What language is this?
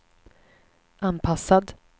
Swedish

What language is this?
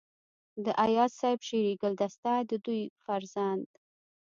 Pashto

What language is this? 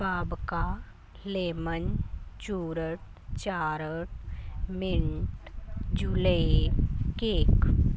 Punjabi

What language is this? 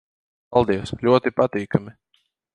Latvian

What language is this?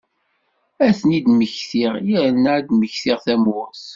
Kabyle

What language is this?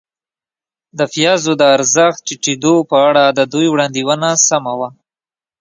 Pashto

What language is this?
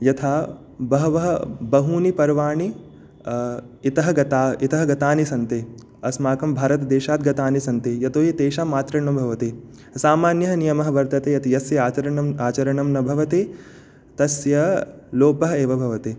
Sanskrit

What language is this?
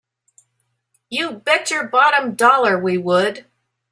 English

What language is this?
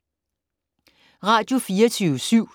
Danish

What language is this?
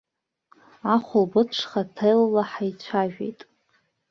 Abkhazian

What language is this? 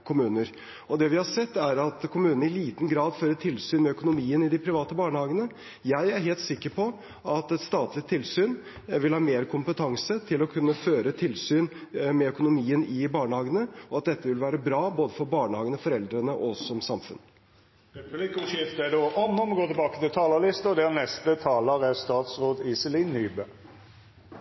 Norwegian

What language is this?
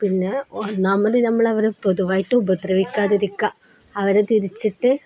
Malayalam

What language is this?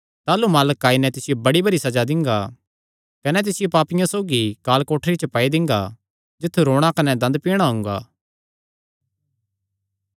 Kangri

